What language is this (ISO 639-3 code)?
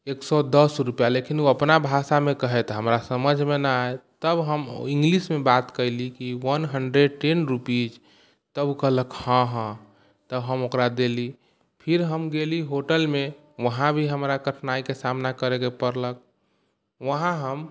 mai